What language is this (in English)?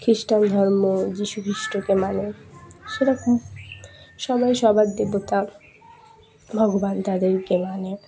Bangla